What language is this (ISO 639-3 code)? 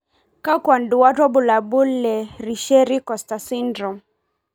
mas